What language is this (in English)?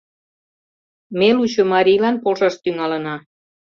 Mari